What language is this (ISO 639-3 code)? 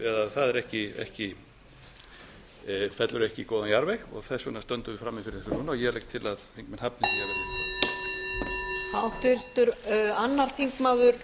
isl